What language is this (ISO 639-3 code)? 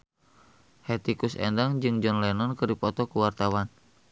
sun